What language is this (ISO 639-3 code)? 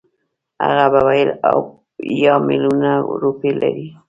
pus